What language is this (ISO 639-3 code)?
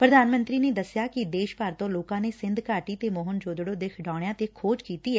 pan